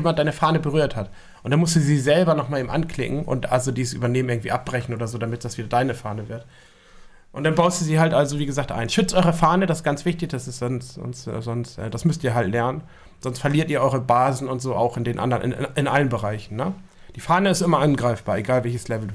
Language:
German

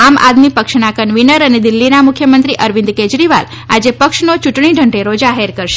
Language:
Gujarati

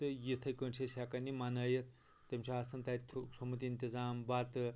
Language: Kashmiri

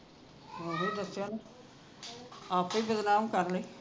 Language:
Punjabi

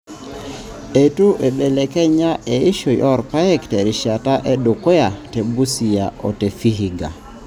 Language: Masai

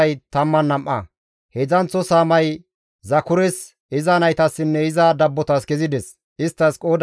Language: Gamo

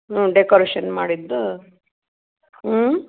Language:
Kannada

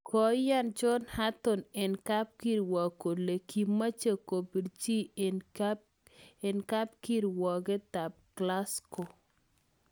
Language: Kalenjin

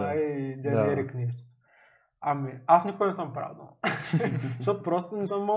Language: Bulgarian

